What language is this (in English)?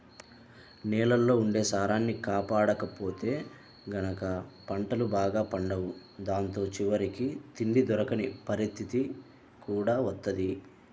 Telugu